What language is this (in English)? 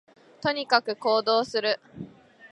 Japanese